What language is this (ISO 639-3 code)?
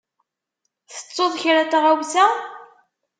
kab